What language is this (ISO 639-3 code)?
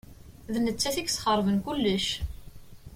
kab